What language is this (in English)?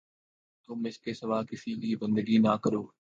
Urdu